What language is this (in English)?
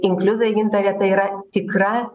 Lithuanian